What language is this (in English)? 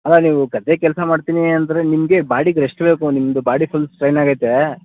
Kannada